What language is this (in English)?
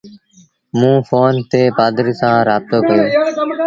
Sindhi Bhil